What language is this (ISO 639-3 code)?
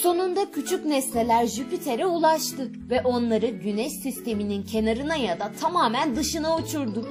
tur